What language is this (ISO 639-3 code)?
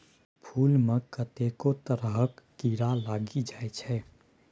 mai